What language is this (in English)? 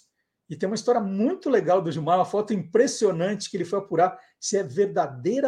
Portuguese